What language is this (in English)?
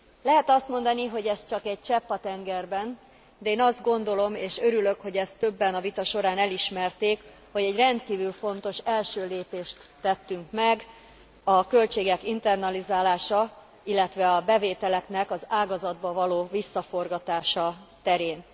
Hungarian